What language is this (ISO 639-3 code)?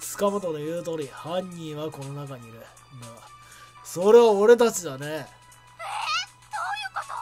jpn